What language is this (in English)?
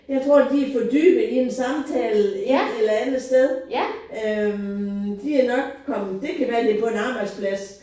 Danish